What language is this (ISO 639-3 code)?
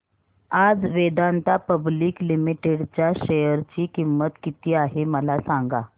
mar